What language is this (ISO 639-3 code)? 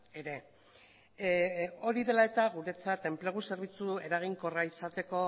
eus